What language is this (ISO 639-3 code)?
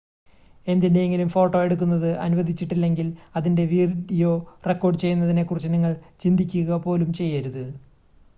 mal